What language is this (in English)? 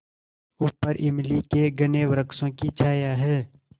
Hindi